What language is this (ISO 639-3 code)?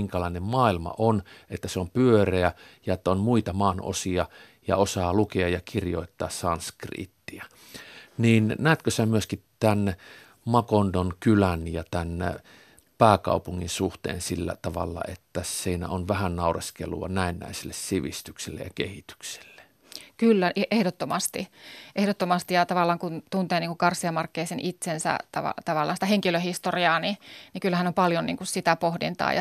fin